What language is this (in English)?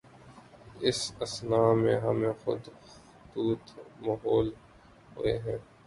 Urdu